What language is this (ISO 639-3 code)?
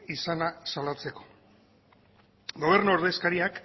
eus